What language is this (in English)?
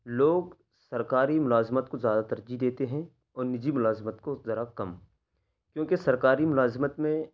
Urdu